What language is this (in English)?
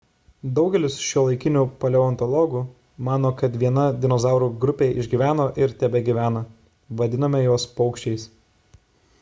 Lithuanian